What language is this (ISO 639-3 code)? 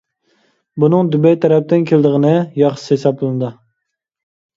uig